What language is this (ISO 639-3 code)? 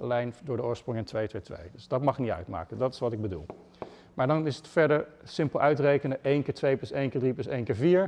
nld